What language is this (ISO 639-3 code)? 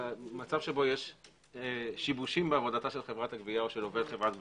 heb